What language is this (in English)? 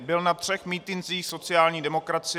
Czech